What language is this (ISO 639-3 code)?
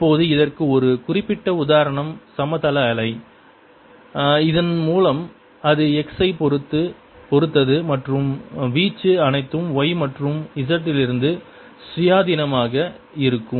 tam